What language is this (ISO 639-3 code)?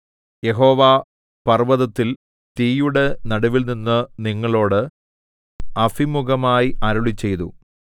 mal